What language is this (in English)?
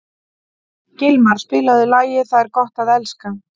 Icelandic